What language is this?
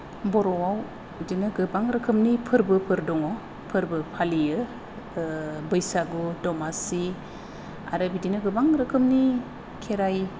Bodo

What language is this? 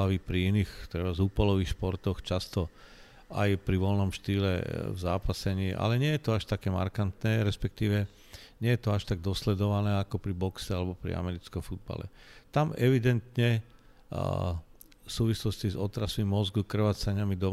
Slovak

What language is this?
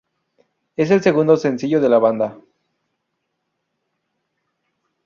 Spanish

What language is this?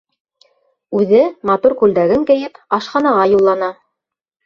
Bashkir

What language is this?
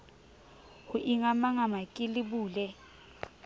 Southern Sotho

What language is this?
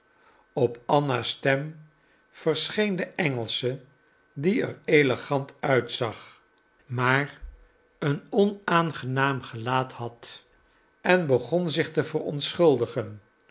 Dutch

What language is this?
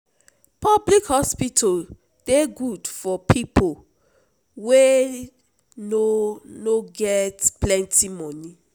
Nigerian Pidgin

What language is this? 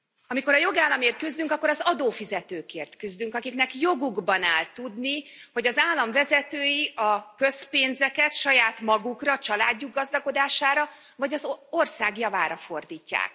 Hungarian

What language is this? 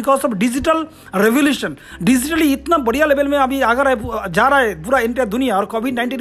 Hindi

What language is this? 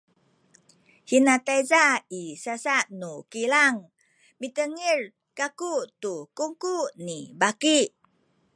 Sakizaya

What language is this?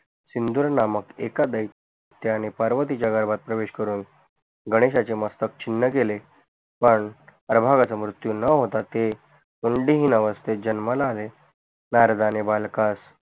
Marathi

